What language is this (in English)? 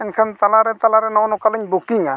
Santali